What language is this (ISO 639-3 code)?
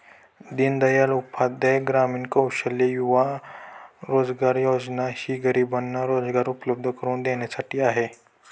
mar